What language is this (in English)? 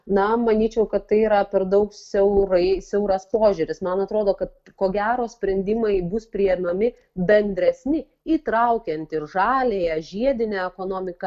Lithuanian